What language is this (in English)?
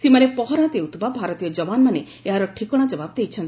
Odia